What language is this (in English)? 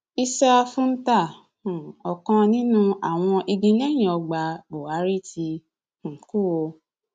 Yoruba